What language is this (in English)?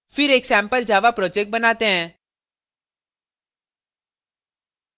Hindi